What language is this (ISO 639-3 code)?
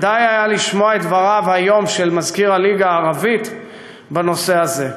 heb